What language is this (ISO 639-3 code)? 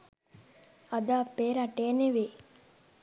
sin